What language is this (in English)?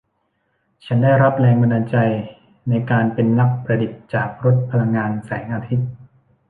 Thai